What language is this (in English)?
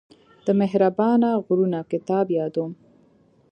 Pashto